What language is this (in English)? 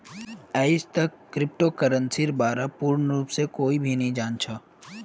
Magahi